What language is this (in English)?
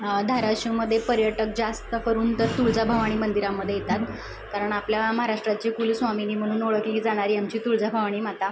Marathi